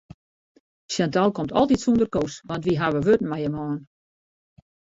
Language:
Western Frisian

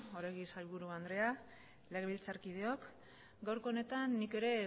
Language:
Basque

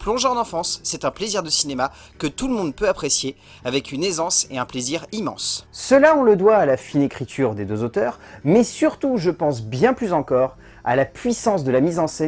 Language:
French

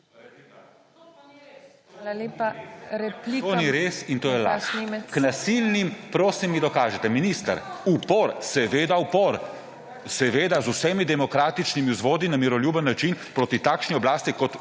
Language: Slovenian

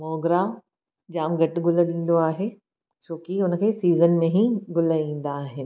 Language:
Sindhi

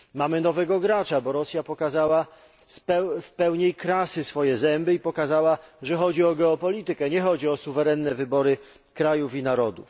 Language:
Polish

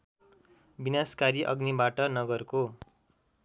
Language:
Nepali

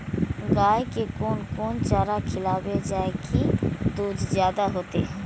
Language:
Maithili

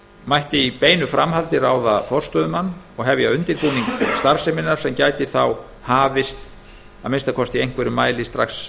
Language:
Icelandic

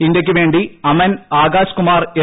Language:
Malayalam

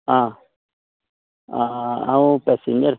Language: Konkani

